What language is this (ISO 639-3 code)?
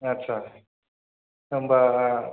brx